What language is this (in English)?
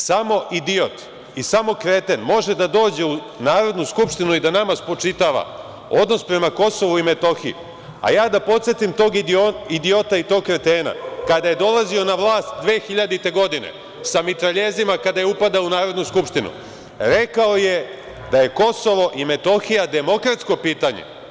Serbian